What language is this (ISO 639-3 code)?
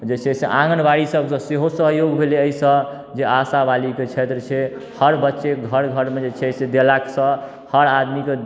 mai